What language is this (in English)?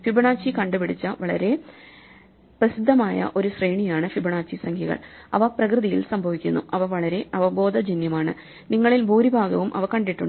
Malayalam